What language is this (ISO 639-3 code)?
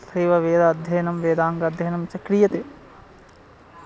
san